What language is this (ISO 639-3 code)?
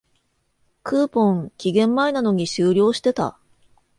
jpn